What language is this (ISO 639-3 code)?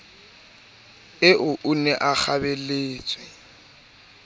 sot